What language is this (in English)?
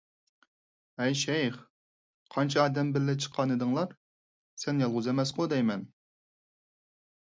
Uyghur